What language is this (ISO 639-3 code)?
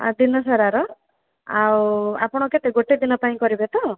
ori